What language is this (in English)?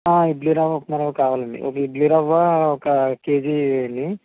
Telugu